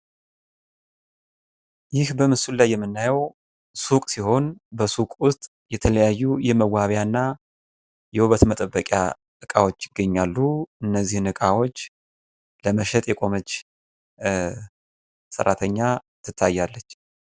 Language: Amharic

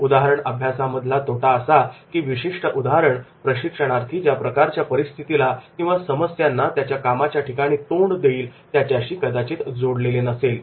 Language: Marathi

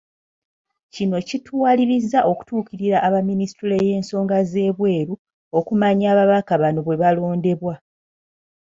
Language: Ganda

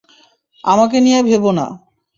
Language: Bangla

